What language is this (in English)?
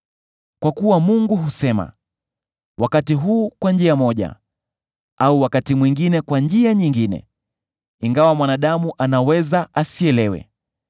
Swahili